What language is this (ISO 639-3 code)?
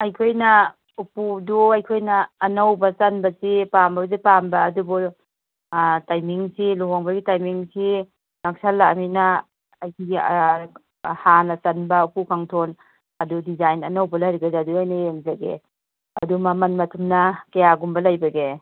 mni